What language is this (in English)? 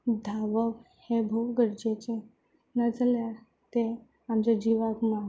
Konkani